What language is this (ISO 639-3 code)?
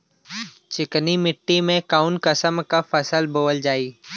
bho